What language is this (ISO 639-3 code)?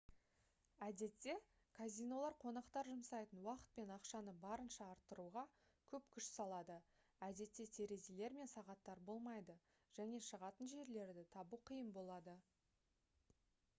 kaz